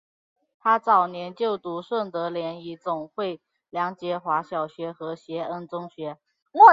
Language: Chinese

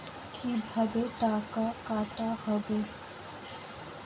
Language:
Bangla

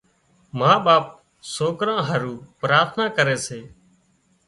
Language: Wadiyara Koli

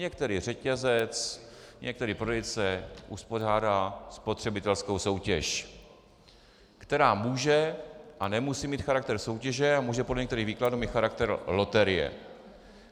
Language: Czech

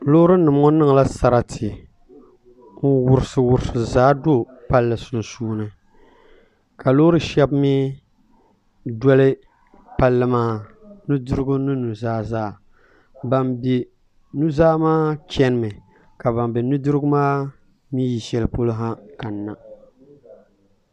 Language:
Dagbani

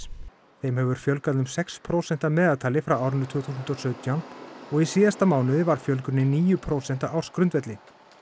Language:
Icelandic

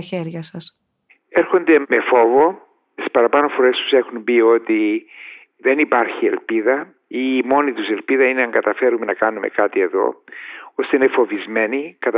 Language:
Greek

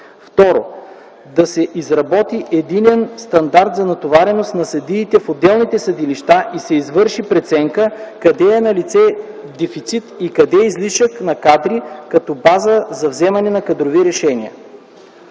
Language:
Bulgarian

